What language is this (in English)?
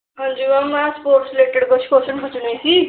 Punjabi